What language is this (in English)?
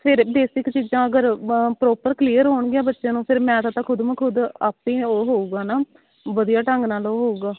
Punjabi